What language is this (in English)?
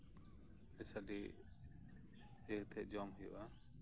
Santali